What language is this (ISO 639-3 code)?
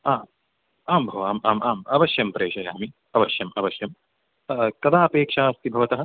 san